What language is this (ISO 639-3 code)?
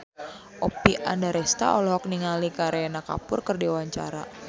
sun